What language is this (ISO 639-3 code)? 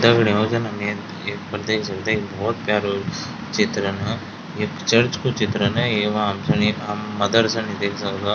gbm